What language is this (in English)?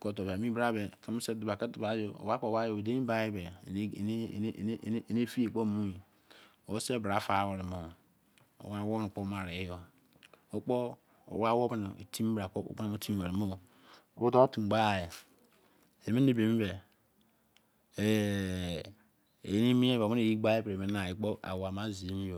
Izon